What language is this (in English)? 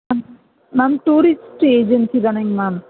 Tamil